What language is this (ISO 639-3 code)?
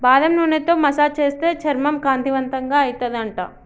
tel